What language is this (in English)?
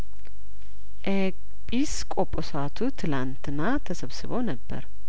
Amharic